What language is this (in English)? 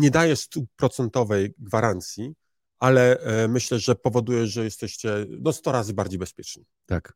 Polish